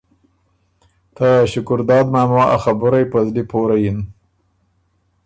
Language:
Ormuri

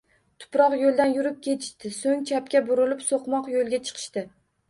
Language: Uzbek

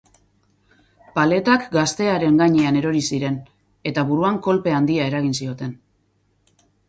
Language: Basque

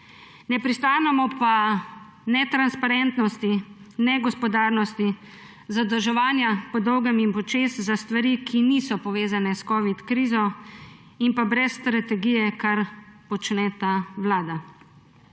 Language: Slovenian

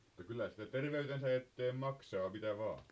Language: Finnish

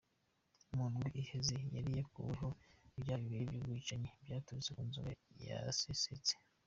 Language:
Kinyarwanda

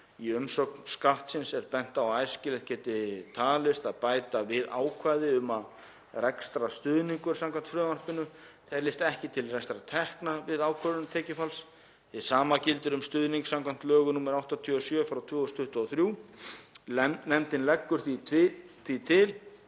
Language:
Icelandic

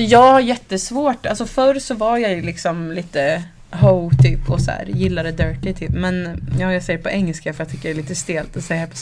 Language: Swedish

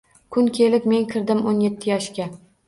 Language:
Uzbek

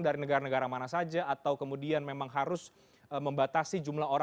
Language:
Indonesian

